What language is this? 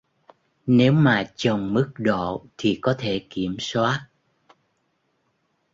Vietnamese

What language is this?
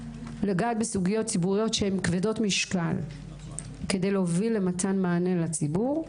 Hebrew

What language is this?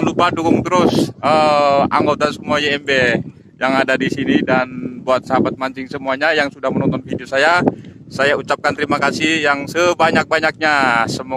Indonesian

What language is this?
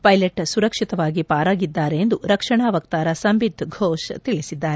Kannada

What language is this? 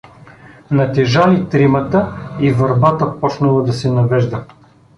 Bulgarian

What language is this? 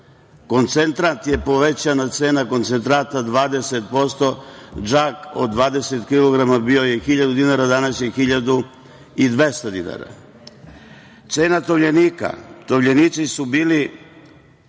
Serbian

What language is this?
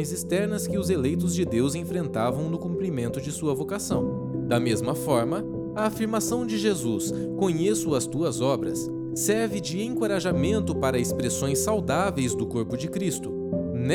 Portuguese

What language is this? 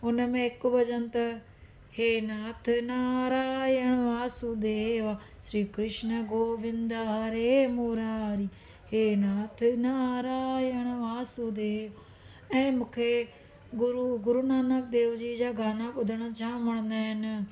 Sindhi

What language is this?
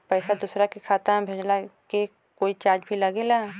Bhojpuri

